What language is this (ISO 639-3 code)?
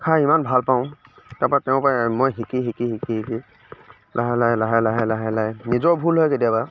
asm